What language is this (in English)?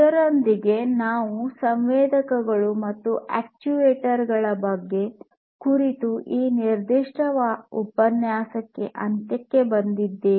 Kannada